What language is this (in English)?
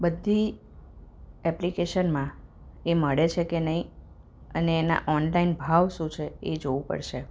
Gujarati